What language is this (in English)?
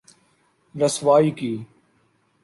Urdu